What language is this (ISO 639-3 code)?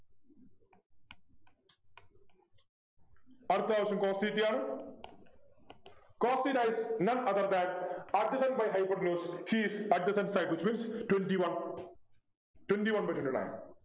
mal